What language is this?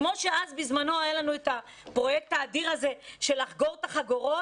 Hebrew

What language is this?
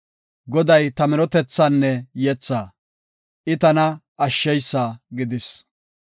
Gofa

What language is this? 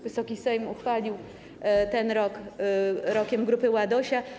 Polish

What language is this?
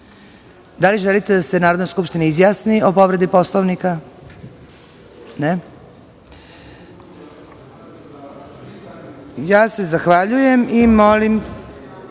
Serbian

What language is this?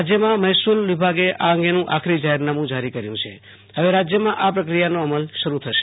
Gujarati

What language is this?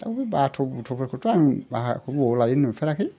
Bodo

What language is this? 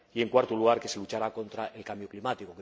Spanish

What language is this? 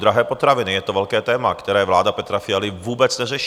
Czech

